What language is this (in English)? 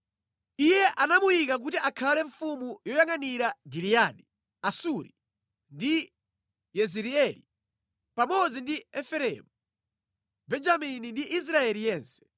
Nyanja